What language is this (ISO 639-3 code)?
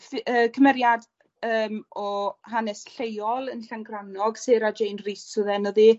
cym